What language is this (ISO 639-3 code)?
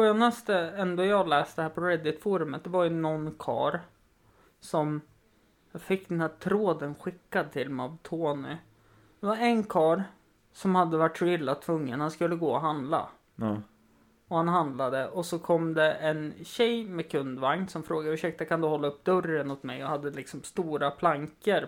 swe